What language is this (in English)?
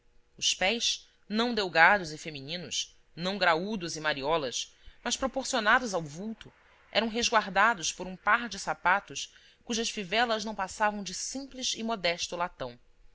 Portuguese